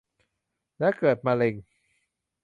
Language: Thai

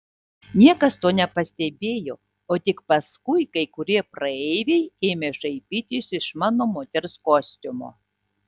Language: Lithuanian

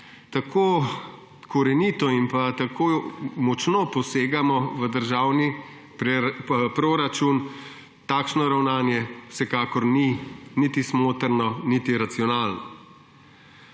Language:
Slovenian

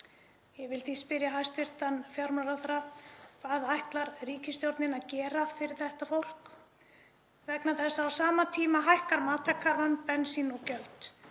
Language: Icelandic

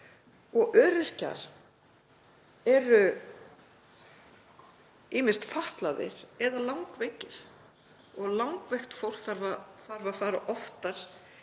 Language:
Icelandic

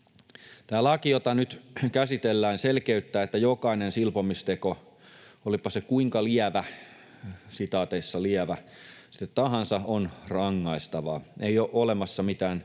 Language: Finnish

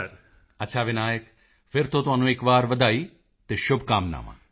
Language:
Punjabi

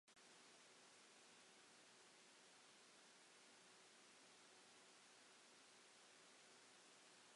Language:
Welsh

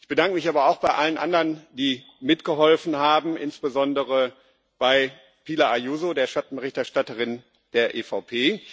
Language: German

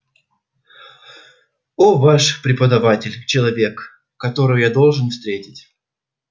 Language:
Russian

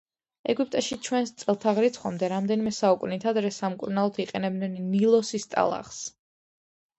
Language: Georgian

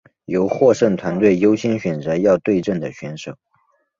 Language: Chinese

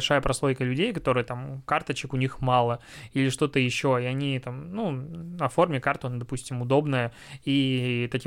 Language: Russian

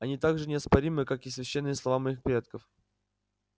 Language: Russian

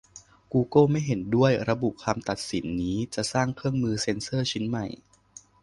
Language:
Thai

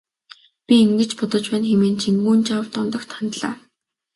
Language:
Mongolian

